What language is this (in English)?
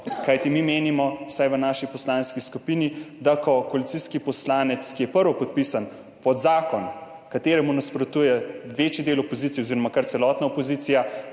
Slovenian